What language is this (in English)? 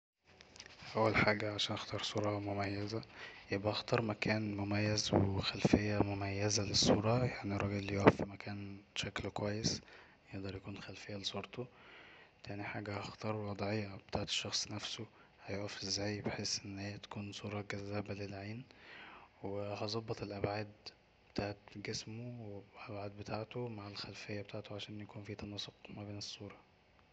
Egyptian Arabic